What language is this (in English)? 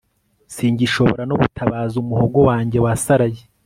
Kinyarwanda